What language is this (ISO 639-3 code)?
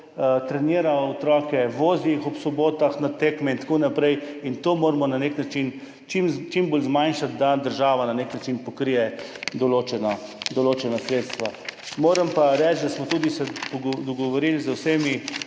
slv